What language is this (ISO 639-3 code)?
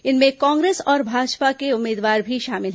hin